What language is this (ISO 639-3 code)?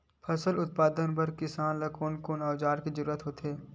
hne